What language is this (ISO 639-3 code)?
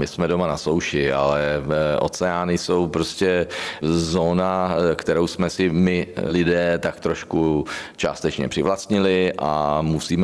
ces